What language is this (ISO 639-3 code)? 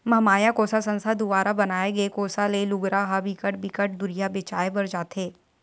hne